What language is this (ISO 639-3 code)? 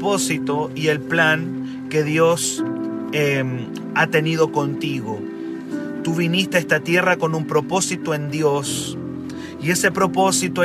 spa